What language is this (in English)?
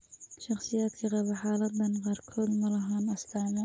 Somali